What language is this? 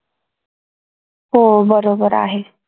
Marathi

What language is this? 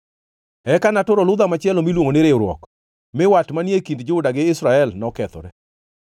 Luo (Kenya and Tanzania)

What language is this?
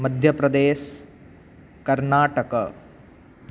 Sanskrit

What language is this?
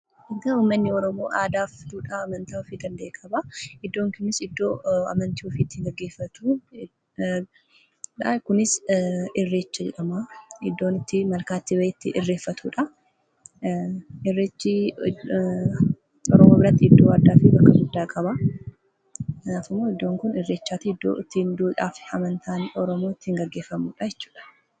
Oromo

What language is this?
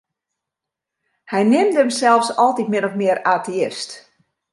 Western Frisian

